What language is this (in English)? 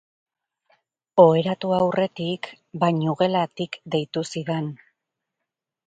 Basque